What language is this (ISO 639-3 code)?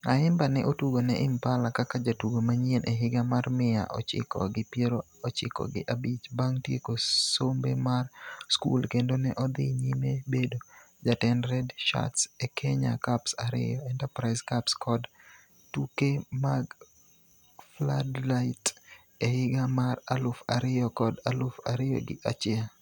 luo